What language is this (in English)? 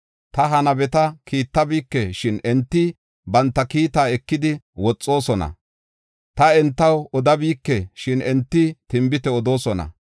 Gofa